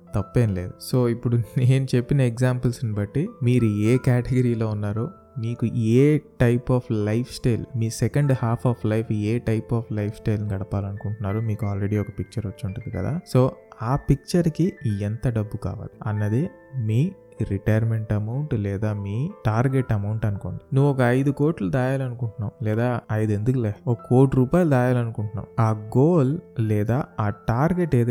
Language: Telugu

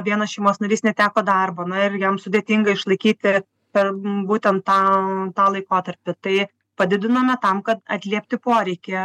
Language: Lithuanian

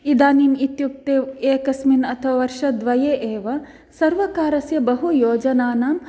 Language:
Sanskrit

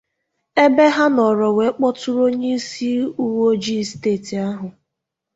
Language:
Igbo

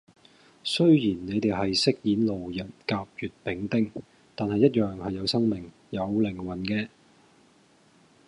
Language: Cantonese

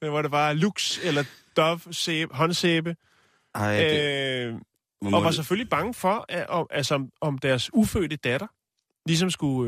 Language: Danish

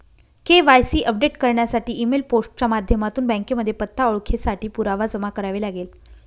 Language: Marathi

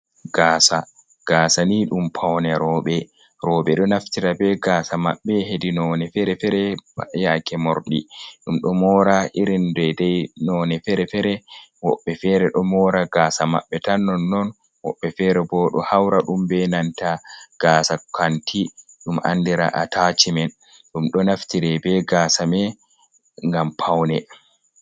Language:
Fula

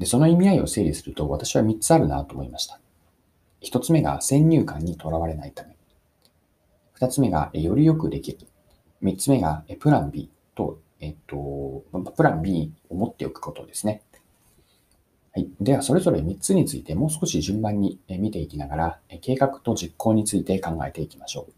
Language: Japanese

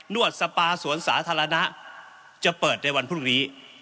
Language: Thai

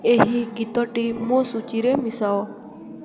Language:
Odia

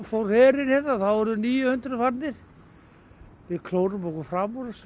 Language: Icelandic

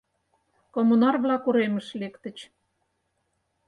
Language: Mari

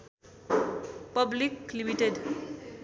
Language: Nepali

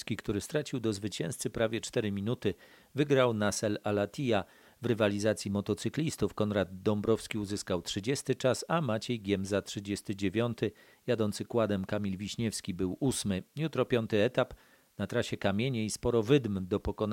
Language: Polish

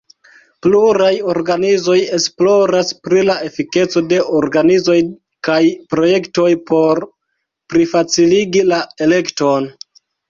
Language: Esperanto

